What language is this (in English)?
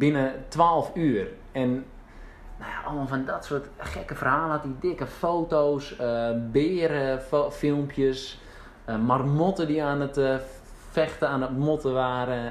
Dutch